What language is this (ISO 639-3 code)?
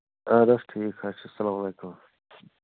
kas